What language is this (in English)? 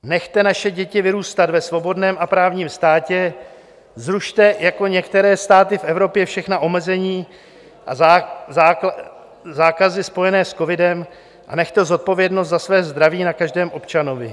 Czech